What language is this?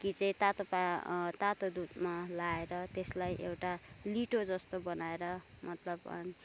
Nepali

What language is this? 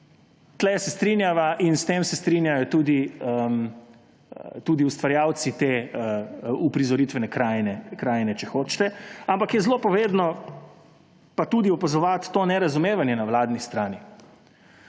Slovenian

